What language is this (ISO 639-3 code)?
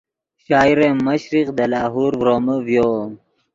ydg